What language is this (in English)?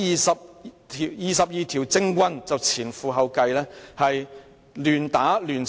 Cantonese